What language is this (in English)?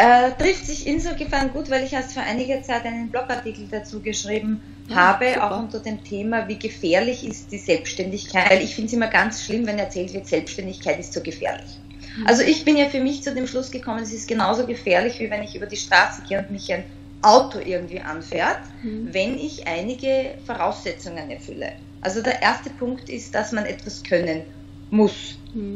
German